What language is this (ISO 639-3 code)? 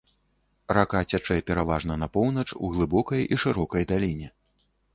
bel